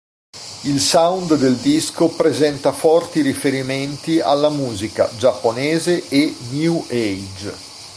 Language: Italian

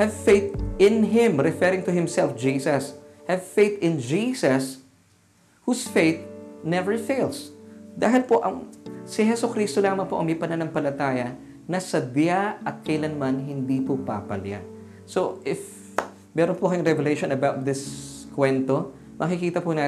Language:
Filipino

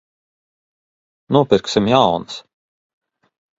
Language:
Latvian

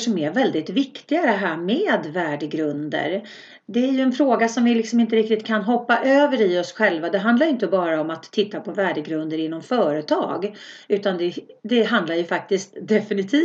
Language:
Swedish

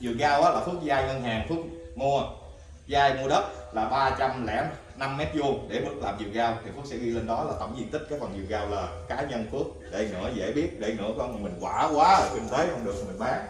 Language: Vietnamese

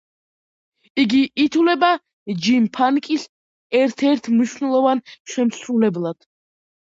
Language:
Georgian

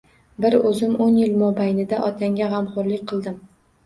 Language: Uzbek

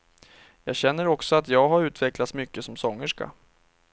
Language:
Swedish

